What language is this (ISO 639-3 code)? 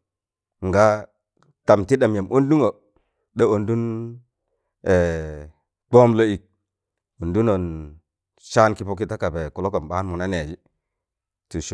tan